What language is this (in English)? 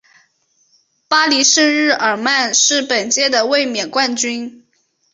Chinese